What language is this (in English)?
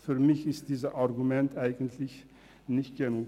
Swiss German